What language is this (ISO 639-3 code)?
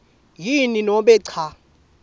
ssw